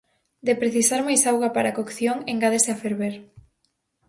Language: Galician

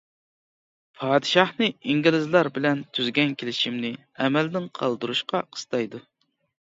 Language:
Uyghur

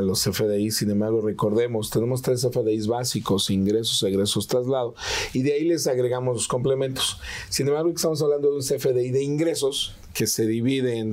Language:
Spanish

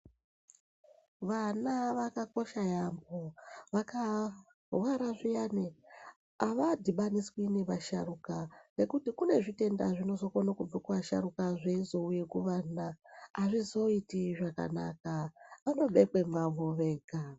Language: Ndau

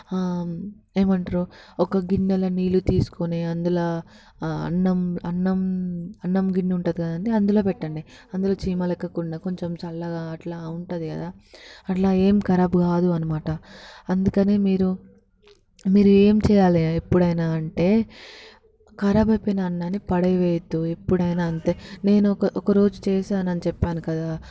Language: Telugu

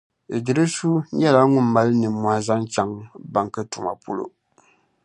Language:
Dagbani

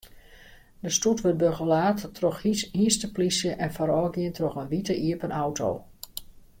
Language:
Western Frisian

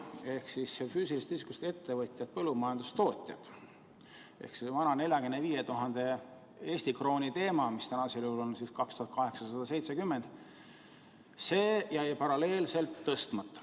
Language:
Estonian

